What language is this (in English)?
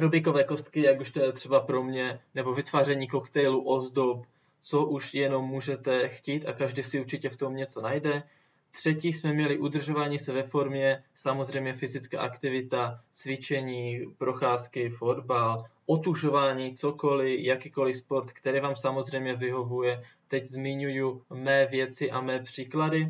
Czech